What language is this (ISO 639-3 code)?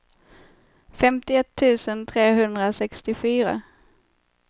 swe